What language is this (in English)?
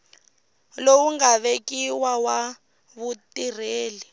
Tsonga